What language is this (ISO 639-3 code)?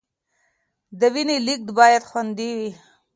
pus